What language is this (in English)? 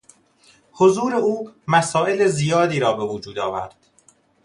Persian